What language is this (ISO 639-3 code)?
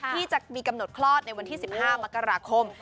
tha